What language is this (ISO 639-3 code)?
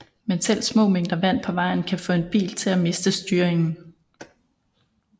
dan